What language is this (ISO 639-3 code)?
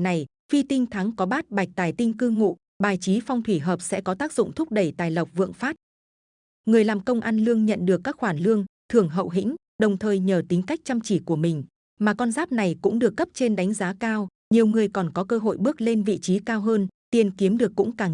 vie